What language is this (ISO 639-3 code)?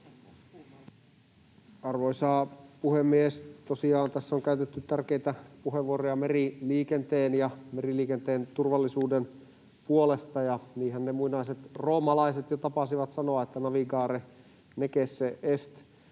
fin